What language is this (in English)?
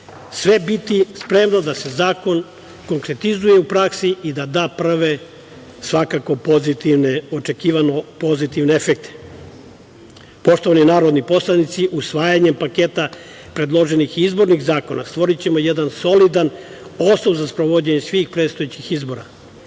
Serbian